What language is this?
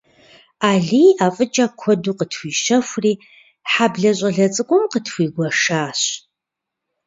Kabardian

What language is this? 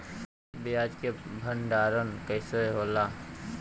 Bhojpuri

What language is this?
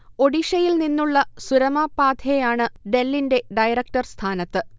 Malayalam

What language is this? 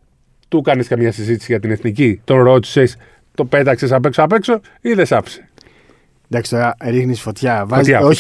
Greek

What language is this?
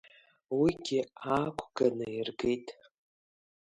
Abkhazian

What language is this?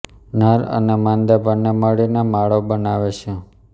Gujarati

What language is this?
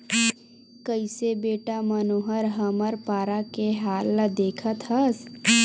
Chhattisgarhi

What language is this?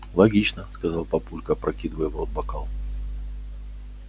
Russian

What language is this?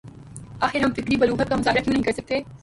Urdu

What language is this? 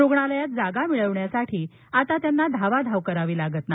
Marathi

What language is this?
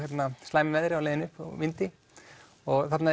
Icelandic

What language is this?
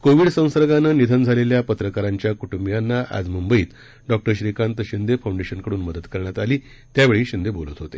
Marathi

